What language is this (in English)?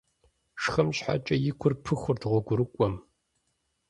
Kabardian